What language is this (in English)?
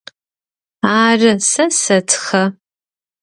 Adyghe